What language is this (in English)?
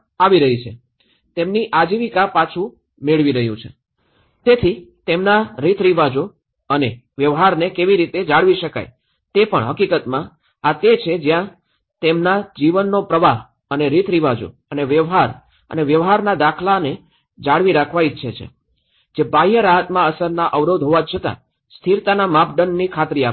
Gujarati